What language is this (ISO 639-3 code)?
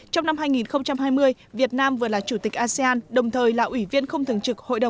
vie